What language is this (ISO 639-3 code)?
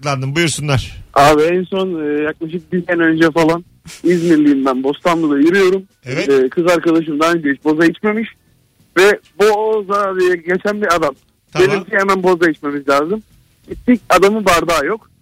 tur